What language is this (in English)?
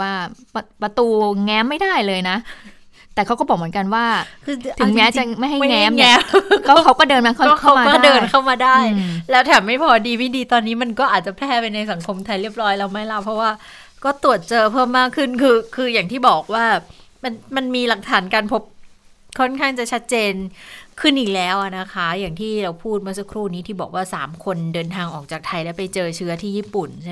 Thai